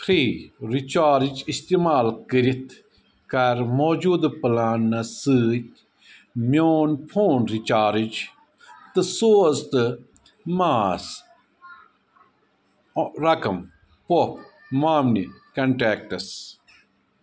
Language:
Kashmiri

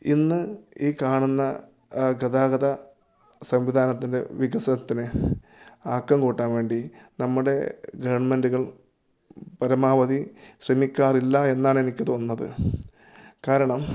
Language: Malayalam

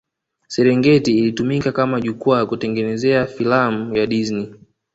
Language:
Swahili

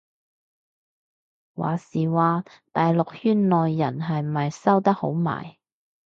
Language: Cantonese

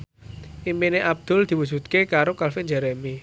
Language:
Javanese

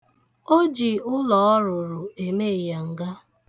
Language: Igbo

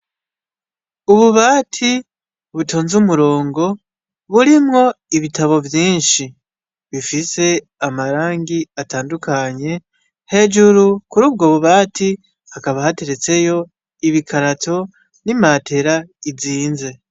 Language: Rundi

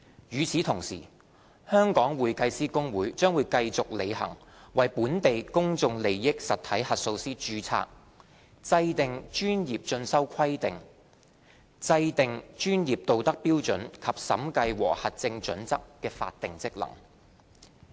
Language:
Cantonese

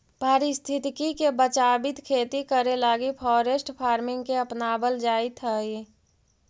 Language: Magahi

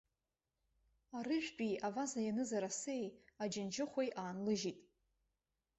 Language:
Abkhazian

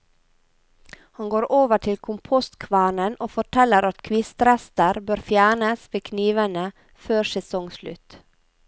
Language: Norwegian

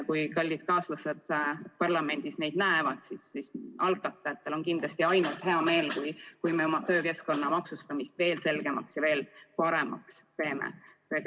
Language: Estonian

